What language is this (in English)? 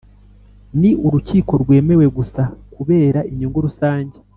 Kinyarwanda